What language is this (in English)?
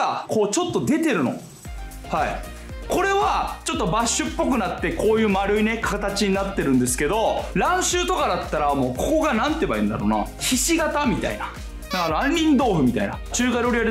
Japanese